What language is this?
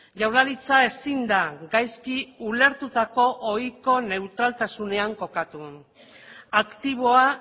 Basque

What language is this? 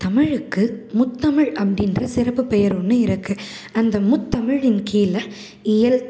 Tamil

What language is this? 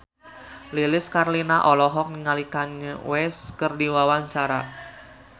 Sundanese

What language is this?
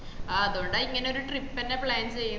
Malayalam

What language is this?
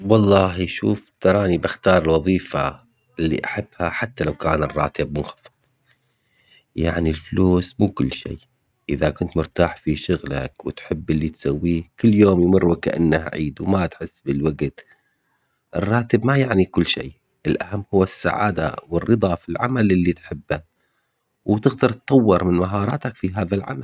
Omani Arabic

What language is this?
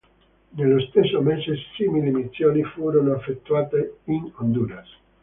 Italian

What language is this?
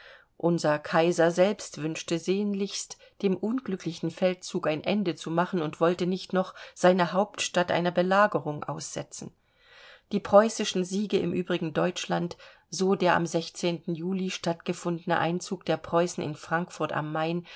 German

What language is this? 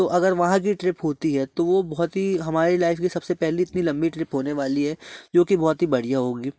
Hindi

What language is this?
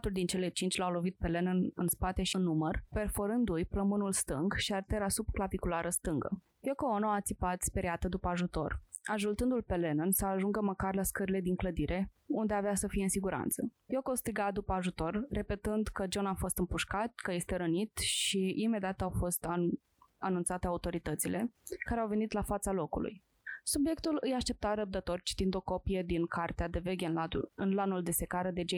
Romanian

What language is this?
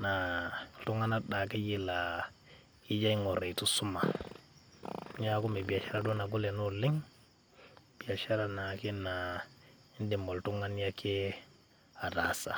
Masai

